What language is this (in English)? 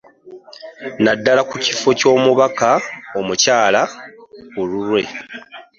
Ganda